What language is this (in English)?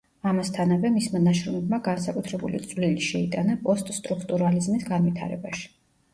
Georgian